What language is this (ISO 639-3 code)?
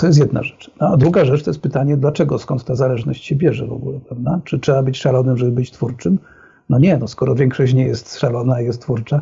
pol